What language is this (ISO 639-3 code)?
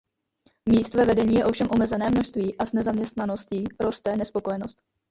ces